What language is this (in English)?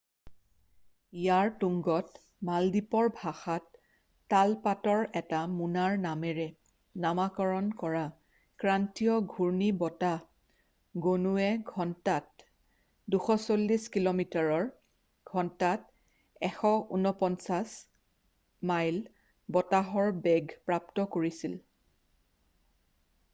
Assamese